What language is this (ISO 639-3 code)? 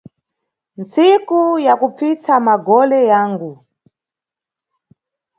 nyu